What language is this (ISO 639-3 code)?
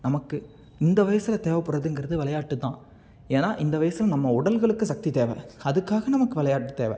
tam